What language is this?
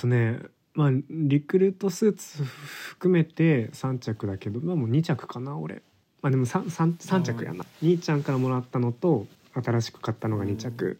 Japanese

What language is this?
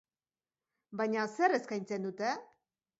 Basque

